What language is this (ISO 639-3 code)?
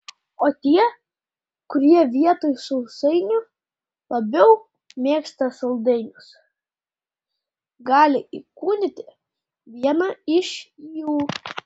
lit